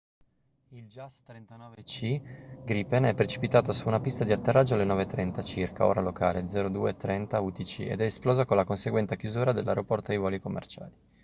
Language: Italian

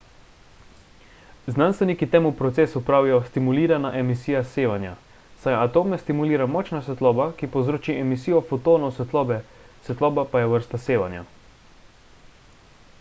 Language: Slovenian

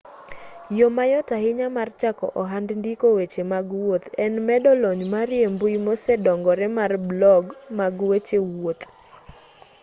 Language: Luo (Kenya and Tanzania)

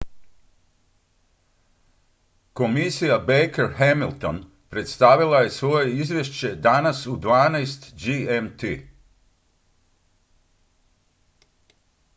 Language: Croatian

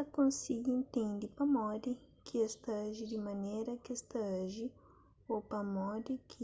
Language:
Kabuverdianu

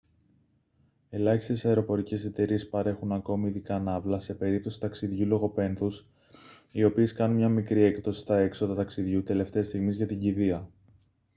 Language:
Greek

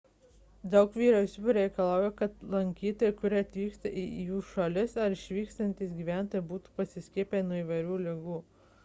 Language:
Lithuanian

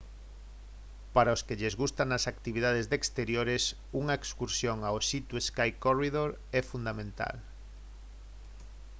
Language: Galician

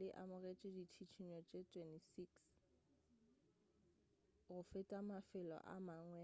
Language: Northern Sotho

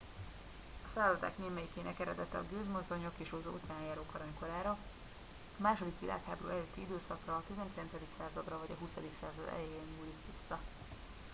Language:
Hungarian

